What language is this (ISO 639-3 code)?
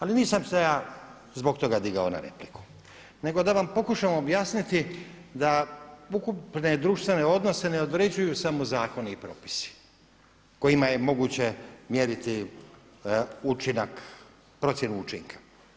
hrv